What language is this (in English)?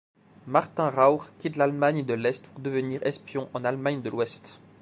French